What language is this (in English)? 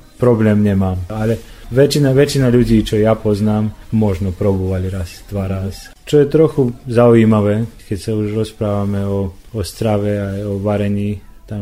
Slovak